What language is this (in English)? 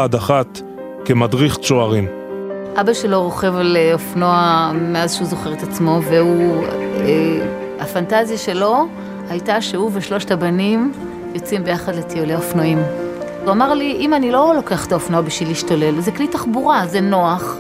Hebrew